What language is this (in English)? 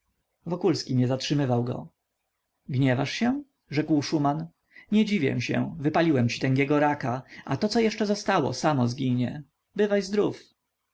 Polish